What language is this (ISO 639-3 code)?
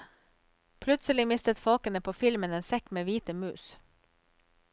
nor